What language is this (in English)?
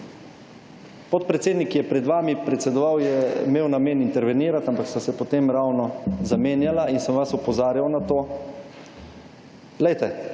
Slovenian